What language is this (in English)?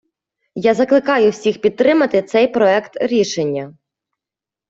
Ukrainian